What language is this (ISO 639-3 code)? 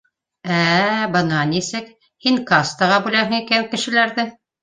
bak